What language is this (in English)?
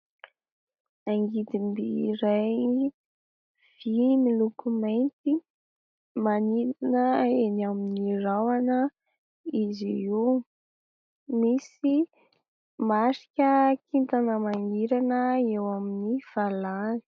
Malagasy